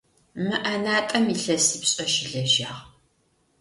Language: Adyghe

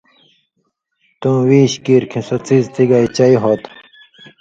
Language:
Indus Kohistani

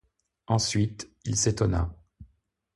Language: French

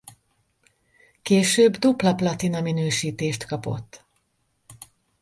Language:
Hungarian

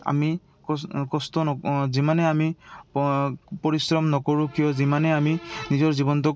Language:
Assamese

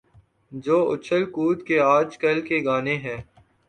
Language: Urdu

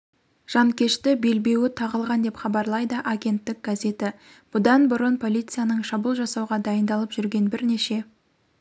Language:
Kazakh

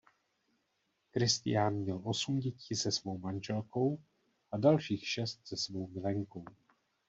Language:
Czech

